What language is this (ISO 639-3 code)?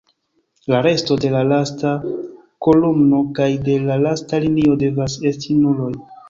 epo